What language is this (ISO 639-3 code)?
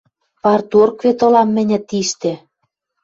mrj